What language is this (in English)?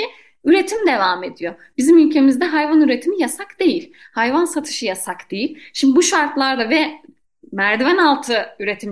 Turkish